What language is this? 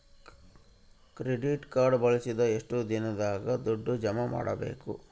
Kannada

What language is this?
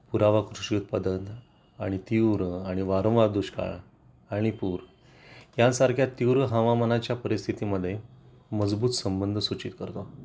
Marathi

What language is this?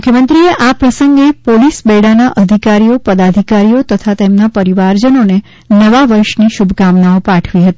Gujarati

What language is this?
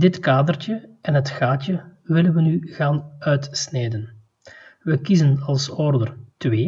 Dutch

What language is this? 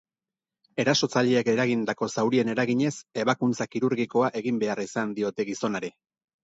Basque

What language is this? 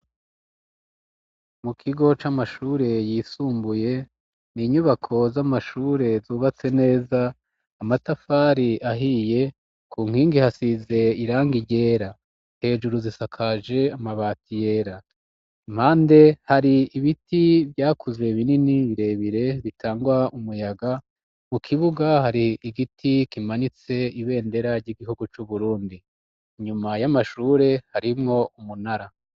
Rundi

